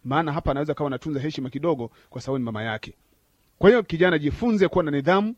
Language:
Swahili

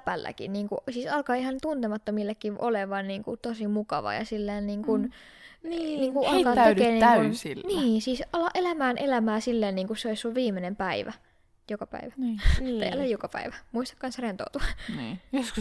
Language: Finnish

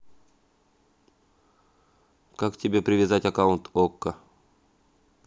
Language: Russian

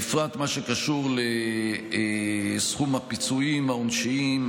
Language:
Hebrew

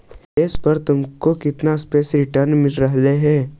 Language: Magahi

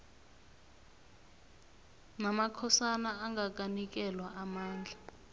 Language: South Ndebele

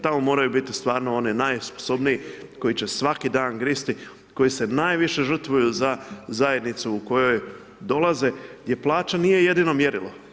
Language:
Croatian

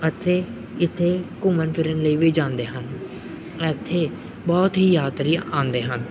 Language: Punjabi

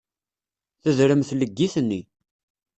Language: Kabyle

